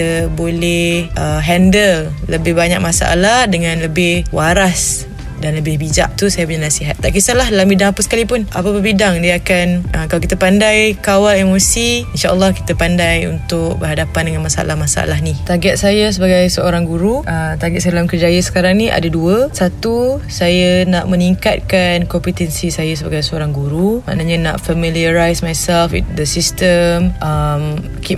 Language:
Malay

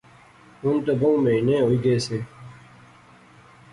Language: Pahari-Potwari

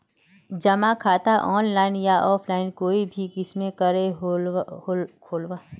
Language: Magahi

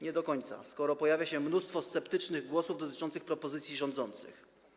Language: Polish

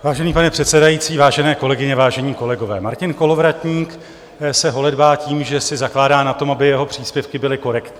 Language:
Czech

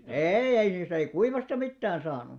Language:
Finnish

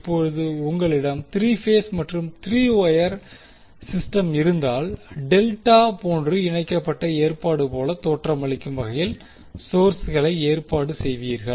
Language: Tamil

